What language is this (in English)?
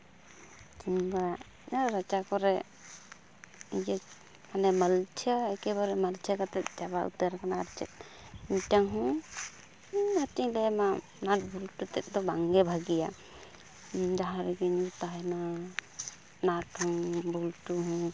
Santali